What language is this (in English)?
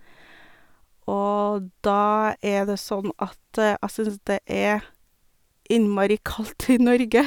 Norwegian